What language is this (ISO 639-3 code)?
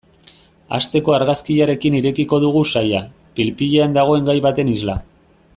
eus